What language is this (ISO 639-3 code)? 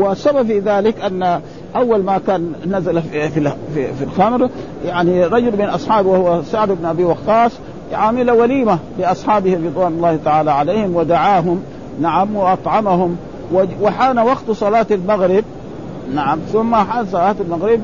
ara